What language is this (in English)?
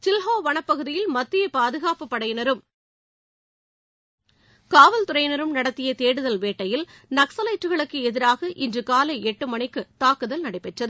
Tamil